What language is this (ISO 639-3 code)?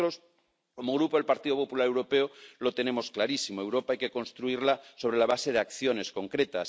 spa